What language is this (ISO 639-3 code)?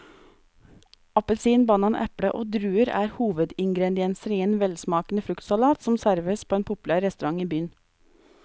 nor